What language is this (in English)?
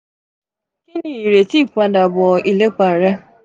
Yoruba